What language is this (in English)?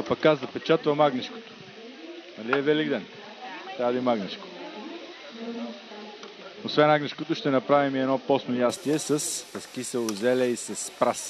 Bulgarian